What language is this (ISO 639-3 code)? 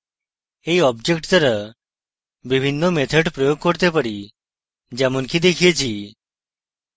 ben